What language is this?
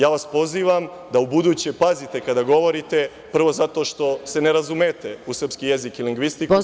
Serbian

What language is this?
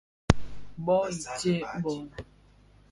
Bafia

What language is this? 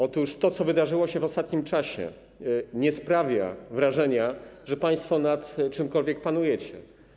Polish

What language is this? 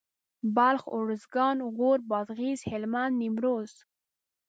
Pashto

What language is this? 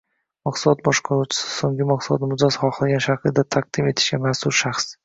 Uzbek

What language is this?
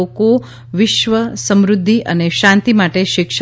Gujarati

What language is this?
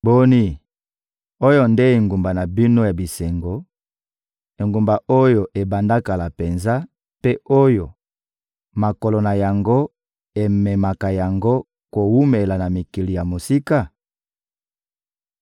Lingala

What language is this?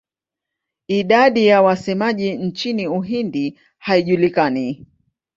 Swahili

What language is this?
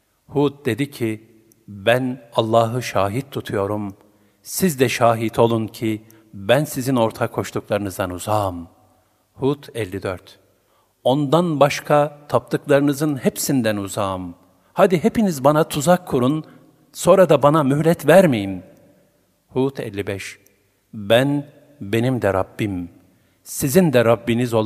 Turkish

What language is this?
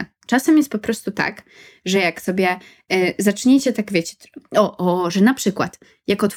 Polish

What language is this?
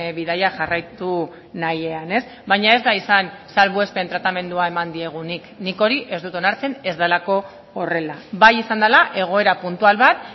Basque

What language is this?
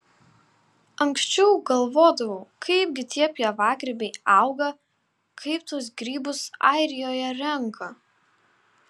Lithuanian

